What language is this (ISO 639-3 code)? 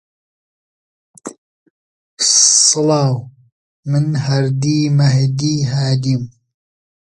ckb